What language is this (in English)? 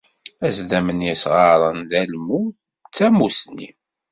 Kabyle